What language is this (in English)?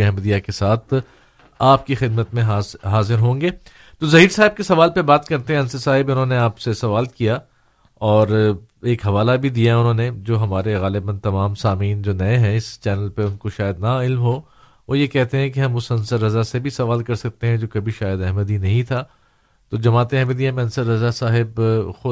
Urdu